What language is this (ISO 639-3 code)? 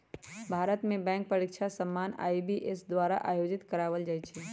mag